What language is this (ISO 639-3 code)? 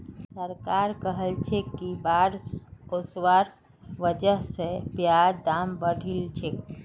mag